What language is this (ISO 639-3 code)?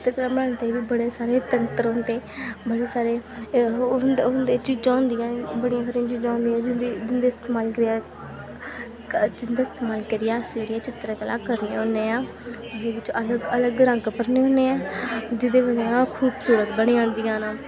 doi